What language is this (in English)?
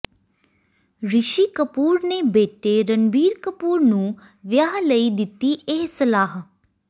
Punjabi